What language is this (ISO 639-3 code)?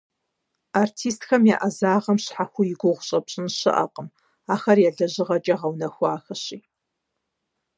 kbd